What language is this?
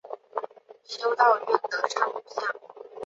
Chinese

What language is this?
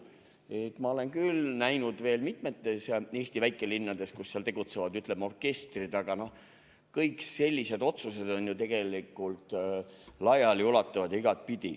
Estonian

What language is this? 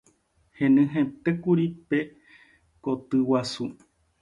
Guarani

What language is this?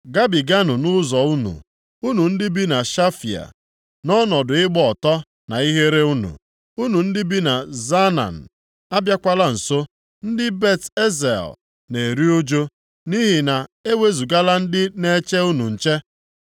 Igbo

